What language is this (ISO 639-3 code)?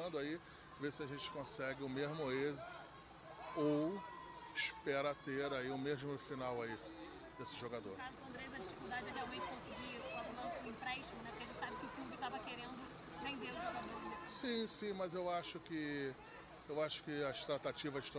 por